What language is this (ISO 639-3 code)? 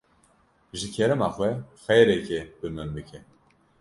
kur